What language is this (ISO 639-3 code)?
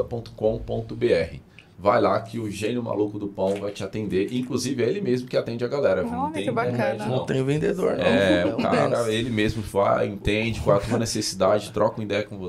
por